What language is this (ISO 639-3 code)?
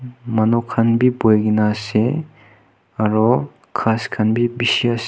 nag